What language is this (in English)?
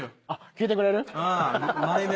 Japanese